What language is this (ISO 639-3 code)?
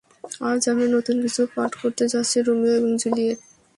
ben